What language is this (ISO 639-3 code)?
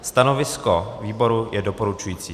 ces